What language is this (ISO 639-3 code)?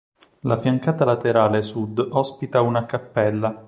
ita